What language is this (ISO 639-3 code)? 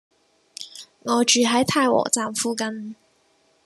yue